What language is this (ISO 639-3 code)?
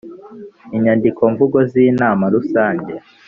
kin